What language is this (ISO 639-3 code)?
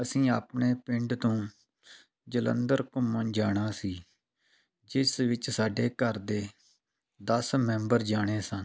pan